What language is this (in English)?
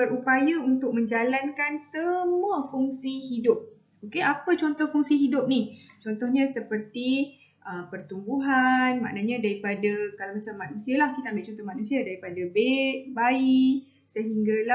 Malay